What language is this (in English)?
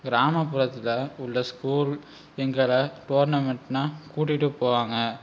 Tamil